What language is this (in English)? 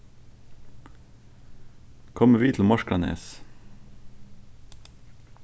Faroese